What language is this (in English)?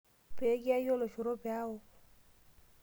Masai